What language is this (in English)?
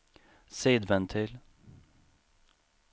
Swedish